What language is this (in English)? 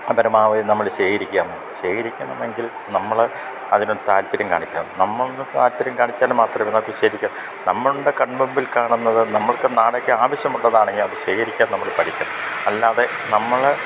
Malayalam